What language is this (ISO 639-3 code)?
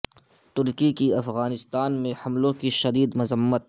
urd